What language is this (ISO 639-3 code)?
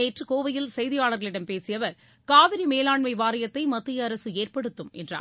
tam